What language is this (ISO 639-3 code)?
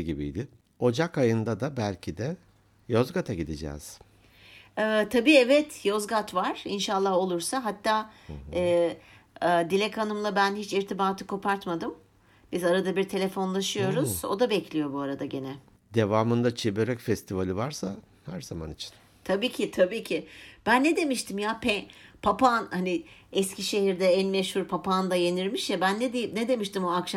tur